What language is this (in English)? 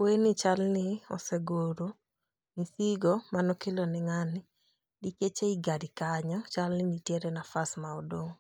Luo (Kenya and Tanzania)